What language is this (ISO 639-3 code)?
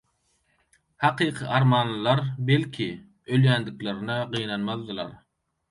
tuk